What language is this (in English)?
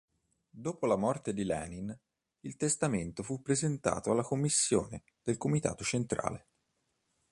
Italian